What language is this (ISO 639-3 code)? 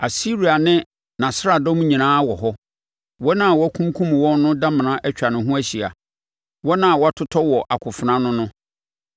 aka